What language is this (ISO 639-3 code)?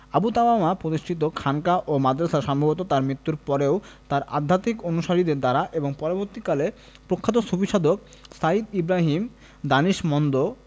ben